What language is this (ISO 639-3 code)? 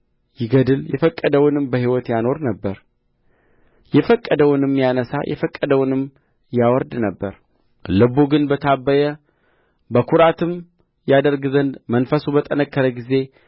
amh